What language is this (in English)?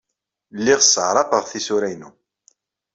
Kabyle